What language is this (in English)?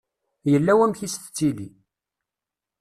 Kabyle